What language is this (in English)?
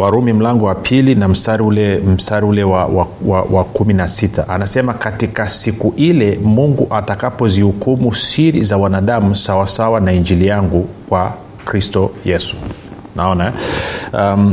Swahili